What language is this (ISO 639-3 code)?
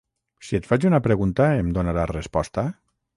cat